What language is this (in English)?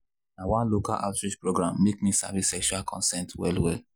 Nigerian Pidgin